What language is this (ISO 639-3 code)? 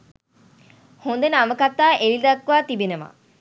sin